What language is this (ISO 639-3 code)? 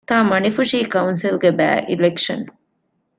div